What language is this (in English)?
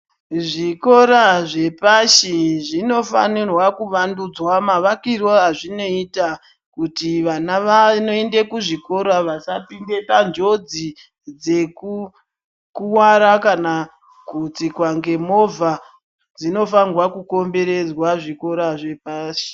Ndau